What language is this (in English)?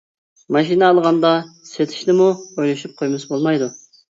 Uyghur